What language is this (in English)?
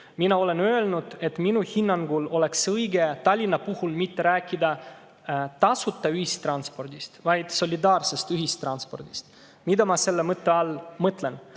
Estonian